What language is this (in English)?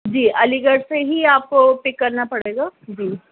Urdu